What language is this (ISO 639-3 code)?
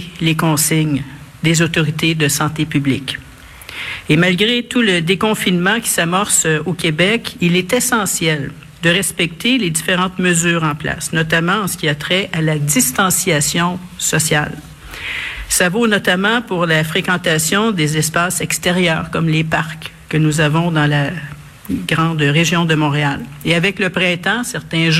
fra